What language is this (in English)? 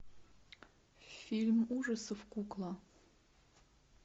Russian